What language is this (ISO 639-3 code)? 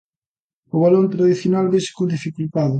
glg